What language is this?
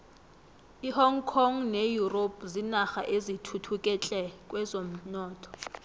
South Ndebele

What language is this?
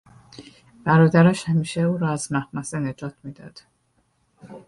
Persian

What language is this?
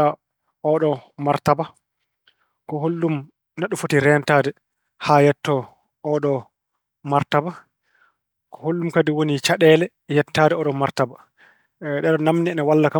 Fula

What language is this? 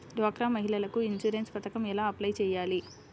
Telugu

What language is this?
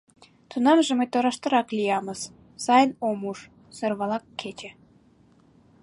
Mari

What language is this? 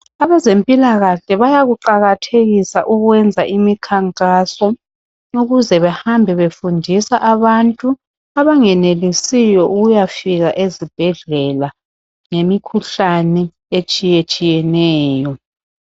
North Ndebele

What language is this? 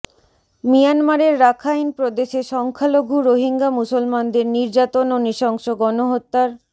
Bangla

